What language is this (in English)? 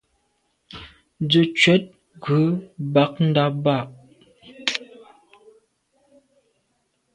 Medumba